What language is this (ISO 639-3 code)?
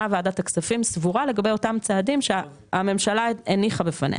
heb